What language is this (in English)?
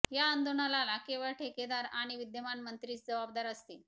Marathi